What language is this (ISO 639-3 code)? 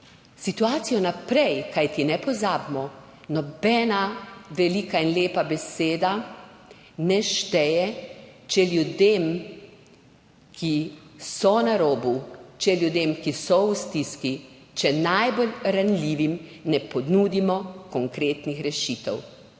slv